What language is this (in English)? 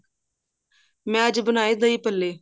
Punjabi